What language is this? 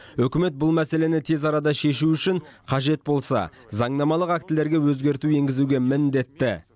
Kazakh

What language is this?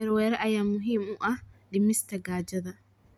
Somali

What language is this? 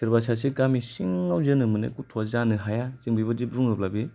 Bodo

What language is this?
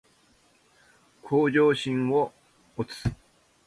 Japanese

